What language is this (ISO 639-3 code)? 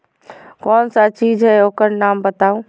mag